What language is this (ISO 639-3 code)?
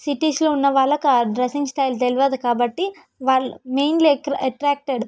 tel